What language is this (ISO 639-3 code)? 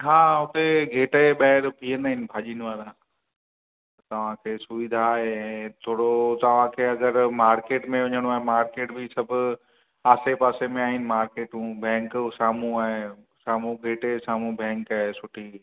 snd